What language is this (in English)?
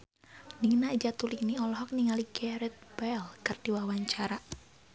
Sundanese